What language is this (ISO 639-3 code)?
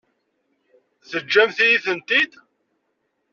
kab